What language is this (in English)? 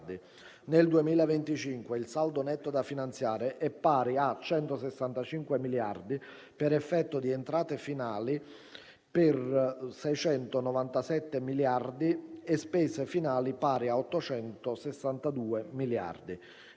Italian